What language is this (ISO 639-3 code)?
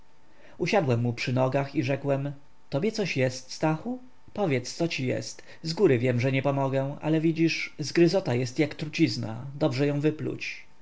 pol